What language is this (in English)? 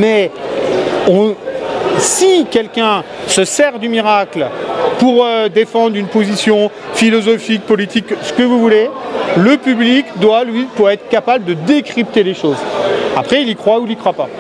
French